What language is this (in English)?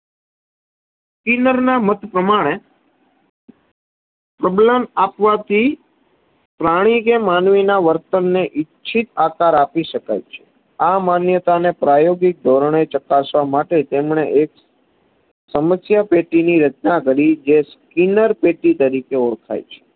Gujarati